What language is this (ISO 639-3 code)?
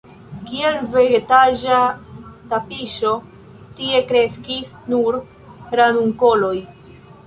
epo